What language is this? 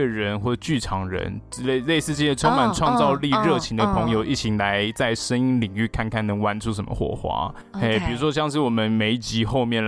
Chinese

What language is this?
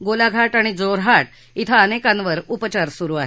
Marathi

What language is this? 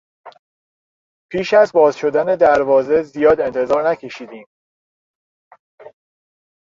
Persian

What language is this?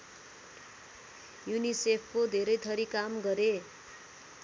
Nepali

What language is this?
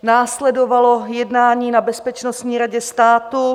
Czech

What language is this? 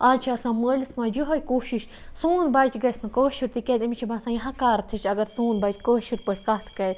Kashmiri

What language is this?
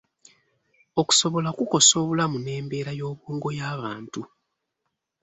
Ganda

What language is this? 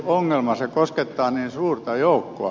Finnish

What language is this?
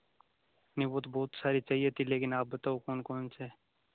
Hindi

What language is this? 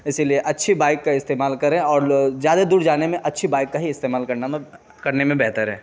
Urdu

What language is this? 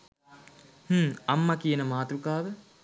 Sinhala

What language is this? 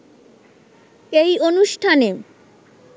Bangla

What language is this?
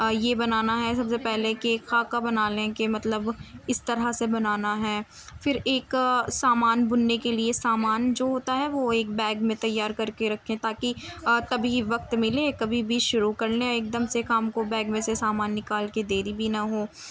Urdu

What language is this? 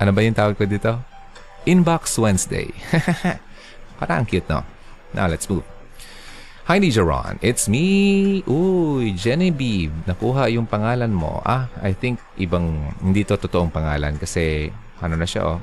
Filipino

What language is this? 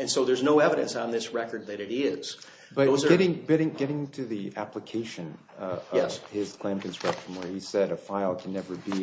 English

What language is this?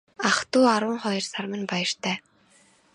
Mongolian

